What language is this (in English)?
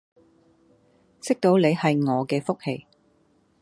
Cantonese